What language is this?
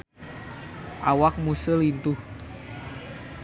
Sundanese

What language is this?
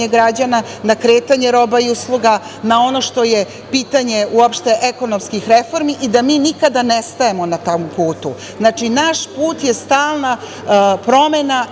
Serbian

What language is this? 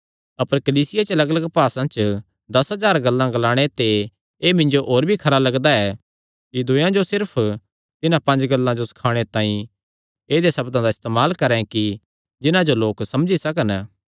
Kangri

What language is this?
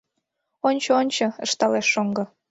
Mari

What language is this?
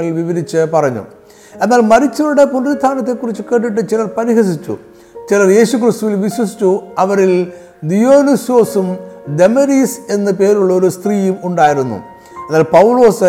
Malayalam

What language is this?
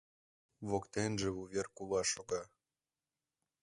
Mari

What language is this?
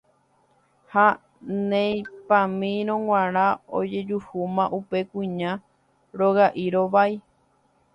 Guarani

